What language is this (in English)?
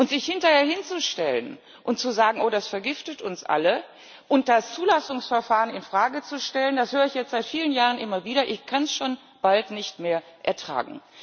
German